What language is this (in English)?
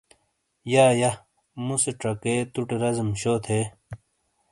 Shina